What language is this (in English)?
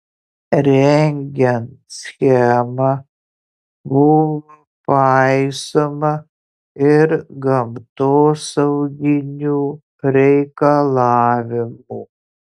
Lithuanian